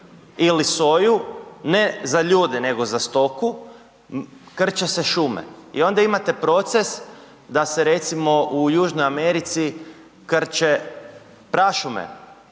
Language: Croatian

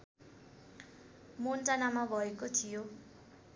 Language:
Nepali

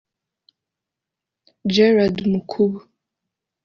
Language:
Kinyarwanda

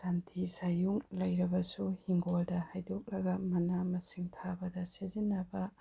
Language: Manipuri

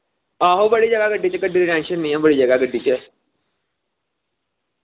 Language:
Dogri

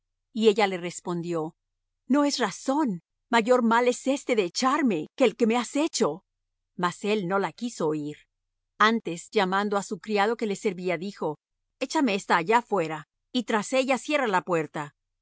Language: Spanish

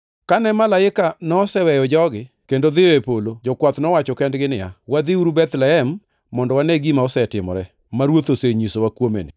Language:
Luo (Kenya and Tanzania)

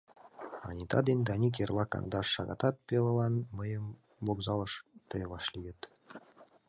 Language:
Mari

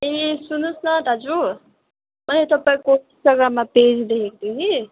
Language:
Nepali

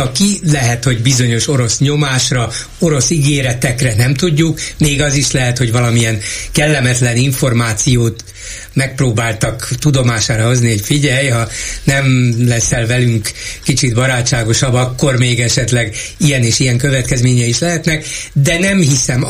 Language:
Hungarian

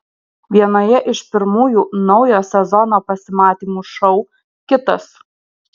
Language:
Lithuanian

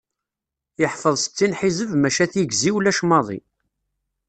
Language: Kabyle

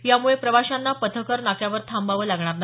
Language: Marathi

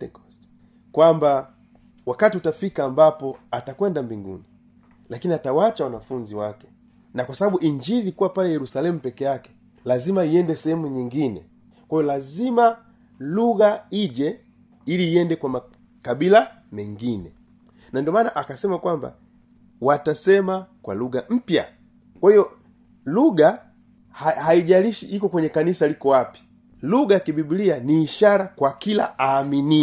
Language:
Swahili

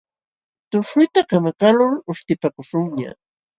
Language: Jauja Wanca Quechua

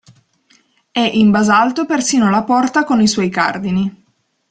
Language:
Italian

